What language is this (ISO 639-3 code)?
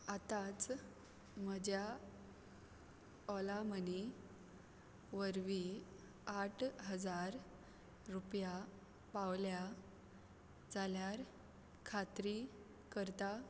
kok